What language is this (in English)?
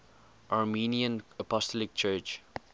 English